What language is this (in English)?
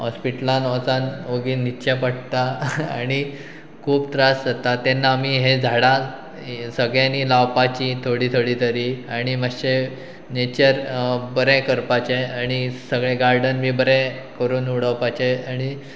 Konkani